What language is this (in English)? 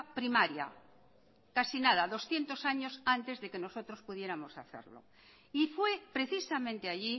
Spanish